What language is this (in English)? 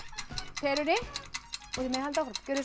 Icelandic